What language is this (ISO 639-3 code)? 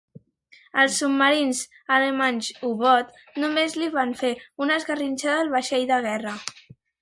cat